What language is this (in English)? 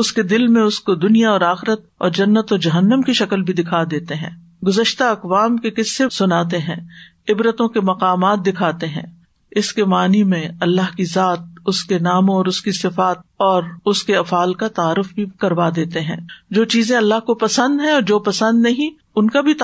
Urdu